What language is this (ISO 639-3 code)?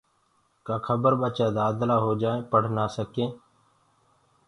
ggg